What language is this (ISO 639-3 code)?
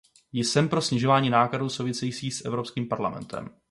ces